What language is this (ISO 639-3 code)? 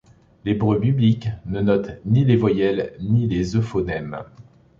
fra